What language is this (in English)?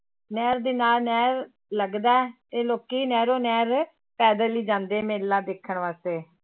Punjabi